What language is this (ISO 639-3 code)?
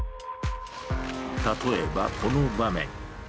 jpn